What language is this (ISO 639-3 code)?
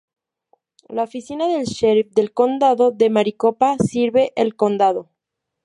spa